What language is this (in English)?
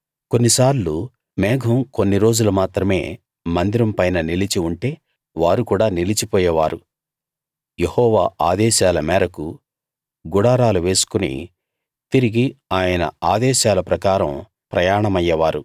Telugu